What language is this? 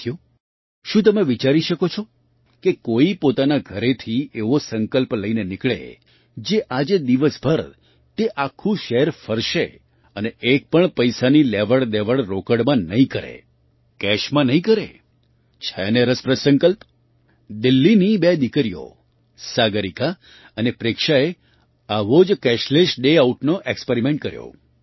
Gujarati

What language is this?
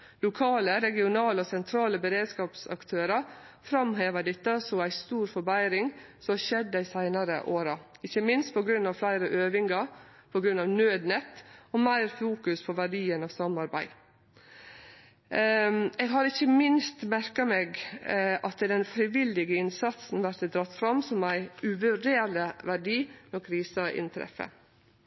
Norwegian Nynorsk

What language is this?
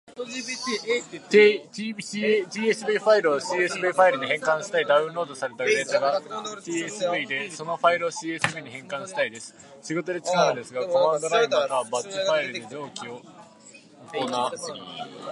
Japanese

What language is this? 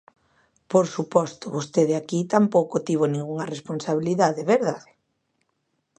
Galician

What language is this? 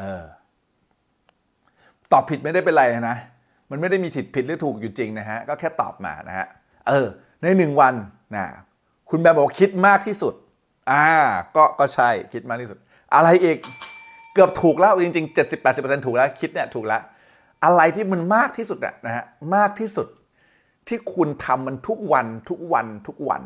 Thai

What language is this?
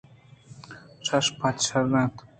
Eastern Balochi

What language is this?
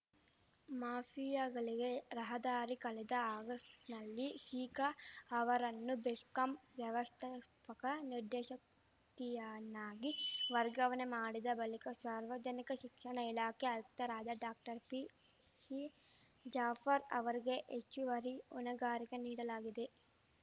Kannada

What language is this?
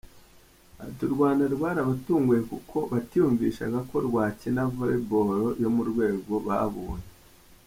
Kinyarwanda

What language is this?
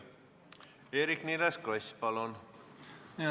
Estonian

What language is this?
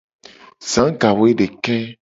Gen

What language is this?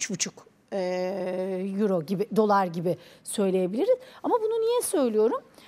Turkish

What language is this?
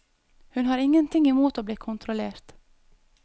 Norwegian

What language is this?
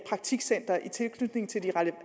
Danish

